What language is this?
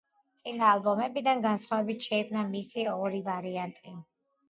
Georgian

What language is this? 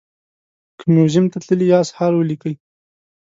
Pashto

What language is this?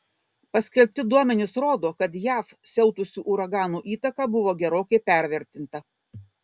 Lithuanian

